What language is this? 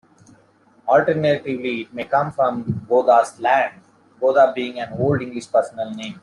English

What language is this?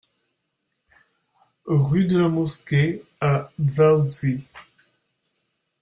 French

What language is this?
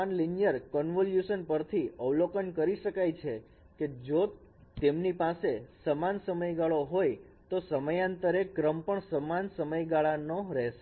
Gujarati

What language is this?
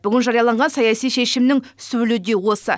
Kazakh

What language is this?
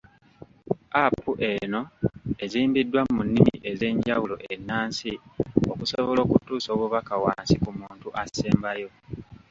Ganda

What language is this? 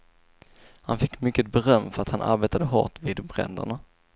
Swedish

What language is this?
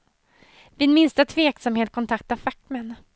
Swedish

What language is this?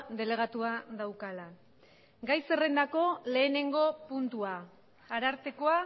Basque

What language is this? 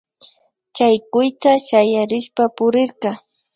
Imbabura Highland Quichua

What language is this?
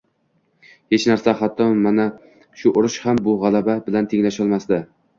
Uzbek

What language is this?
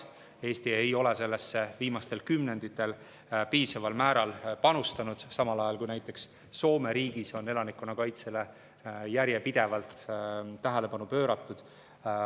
Estonian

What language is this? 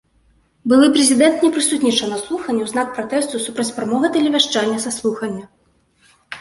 Belarusian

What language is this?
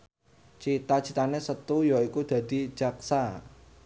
Javanese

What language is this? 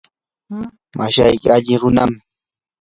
Yanahuanca Pasco Quechua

